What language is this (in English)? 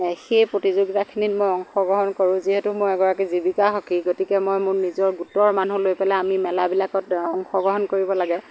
Assamese